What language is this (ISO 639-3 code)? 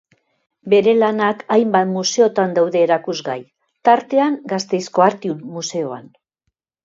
eus